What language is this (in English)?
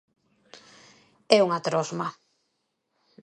Galician